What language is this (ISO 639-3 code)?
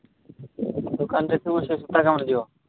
ori